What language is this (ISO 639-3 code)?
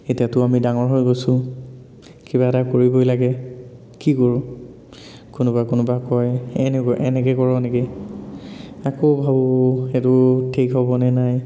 asm